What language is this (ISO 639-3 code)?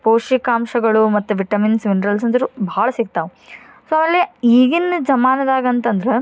kan